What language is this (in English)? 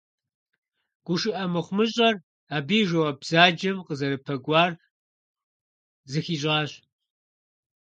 Kabardian